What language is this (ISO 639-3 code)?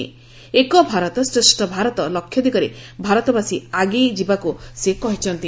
ori